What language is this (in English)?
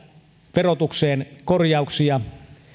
Finnish